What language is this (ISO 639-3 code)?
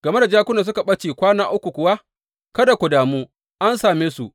hau